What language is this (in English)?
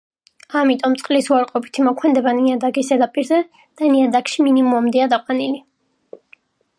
Georgian